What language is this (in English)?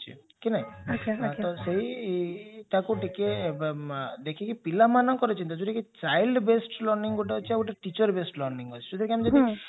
Odia